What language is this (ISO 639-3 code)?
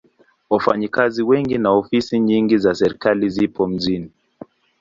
swa